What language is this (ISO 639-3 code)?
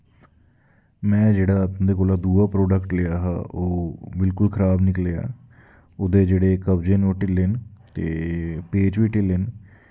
doi